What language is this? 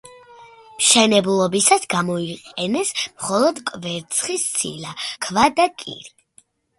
Georgian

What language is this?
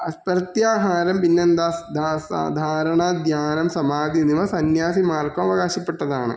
Malayalam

